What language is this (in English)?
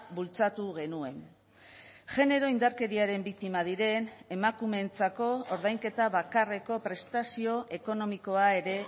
Basque